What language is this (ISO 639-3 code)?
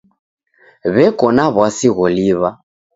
dav